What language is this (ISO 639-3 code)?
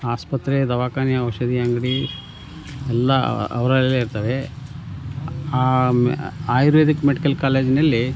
kan